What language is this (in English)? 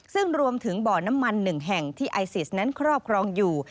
Thai